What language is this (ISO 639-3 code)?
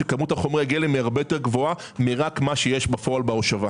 heb